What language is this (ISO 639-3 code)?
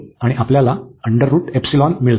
mar